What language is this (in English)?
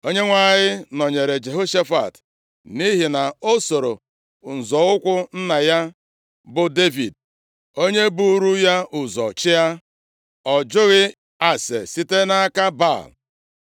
Igbo